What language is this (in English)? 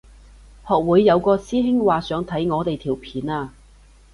Cantonese